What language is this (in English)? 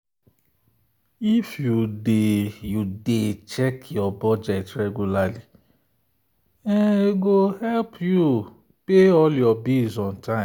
Nigerian Pidgin